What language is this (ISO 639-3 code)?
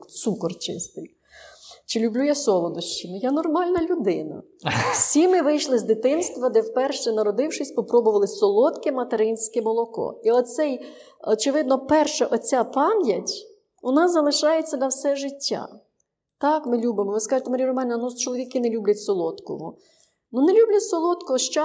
ukr